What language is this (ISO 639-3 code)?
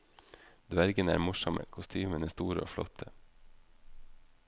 nor